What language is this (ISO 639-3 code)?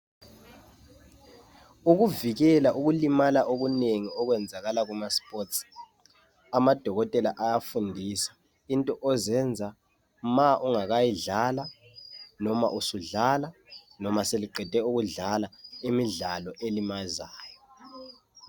nde